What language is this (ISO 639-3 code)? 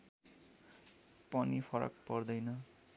nep